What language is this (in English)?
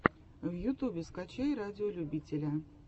Russian